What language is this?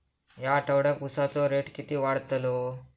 Marathi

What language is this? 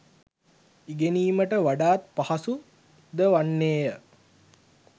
Sinhala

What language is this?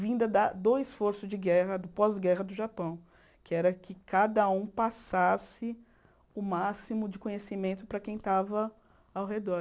Portuguese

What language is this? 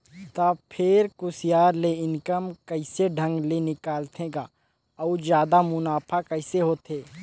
Chhattisgarhi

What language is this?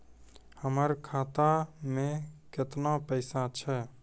Maithili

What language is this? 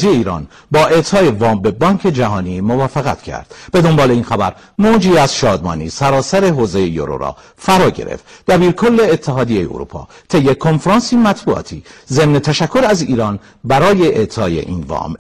Persian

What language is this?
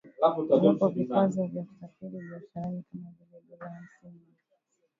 Swahili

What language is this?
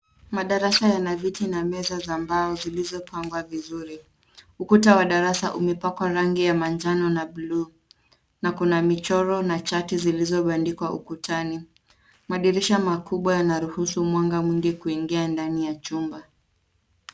Swahili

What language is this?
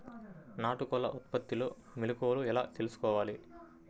Telugu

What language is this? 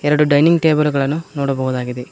Kannada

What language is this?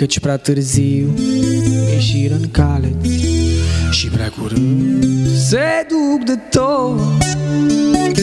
Romanian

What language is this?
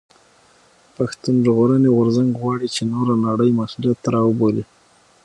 Pashto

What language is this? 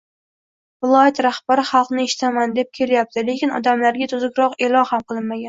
Uzbek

